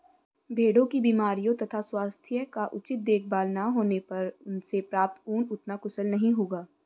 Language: Hindi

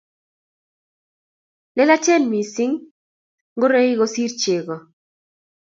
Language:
Kalenjin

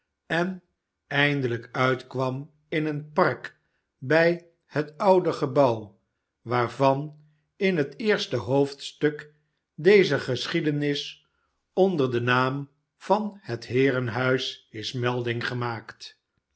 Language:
Dutch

